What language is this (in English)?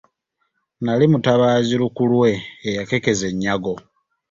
Ganda